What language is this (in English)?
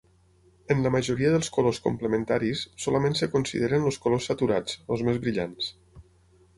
Catalan